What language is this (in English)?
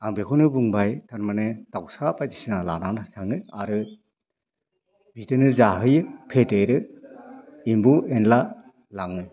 Bodo